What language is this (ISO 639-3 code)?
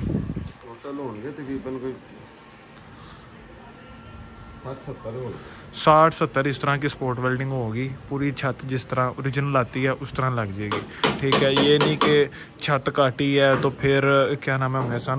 hin